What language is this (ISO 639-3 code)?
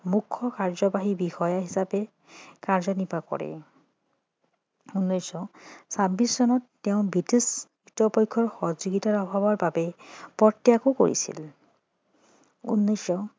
asm